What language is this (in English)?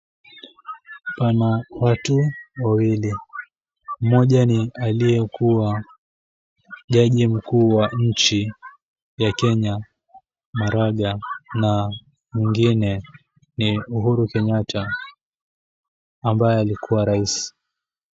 Swahili